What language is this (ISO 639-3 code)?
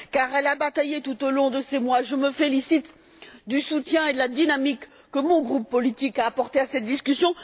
fra